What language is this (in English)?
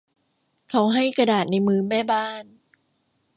Thai